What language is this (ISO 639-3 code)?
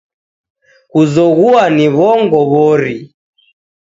dav